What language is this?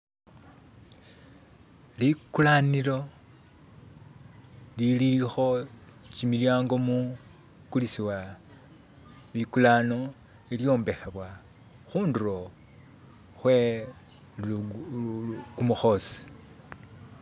Masaaba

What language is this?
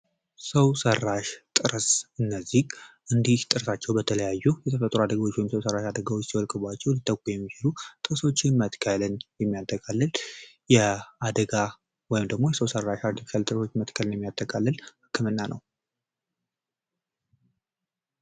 Amharic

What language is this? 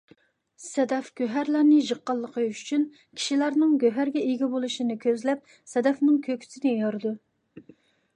Uyghur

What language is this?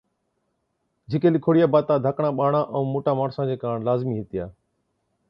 Od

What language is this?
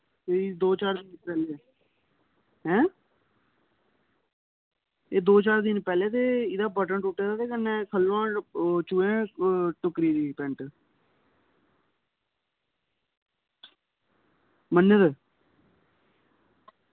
Dogri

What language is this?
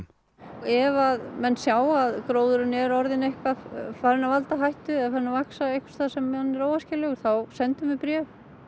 Icelandic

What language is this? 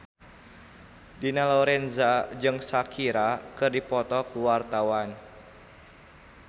Sundanese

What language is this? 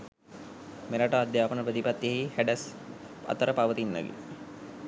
Sinhala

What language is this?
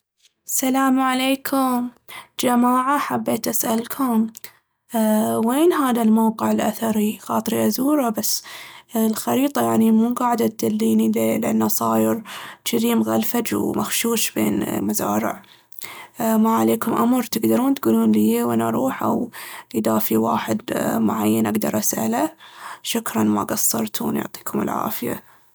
Baharna Arabic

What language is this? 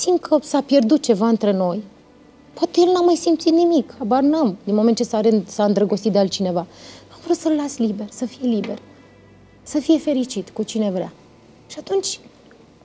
Romanian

